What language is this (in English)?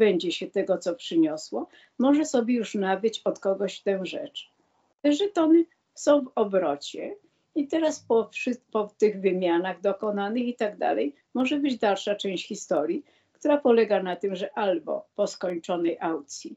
Polish